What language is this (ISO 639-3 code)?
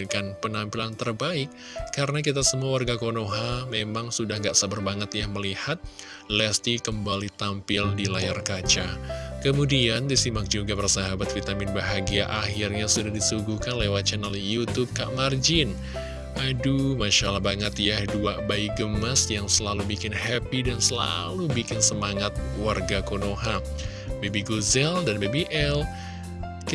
ind